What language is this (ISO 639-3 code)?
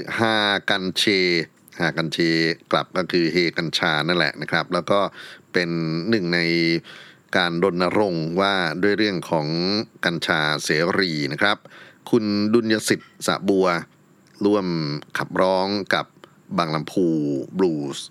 tha